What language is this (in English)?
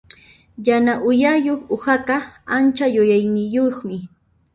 Puno Quechua